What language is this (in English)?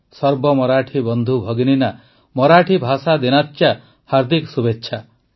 Odia